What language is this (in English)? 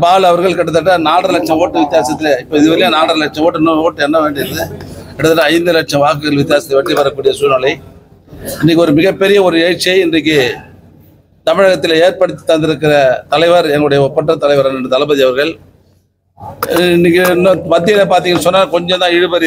Korean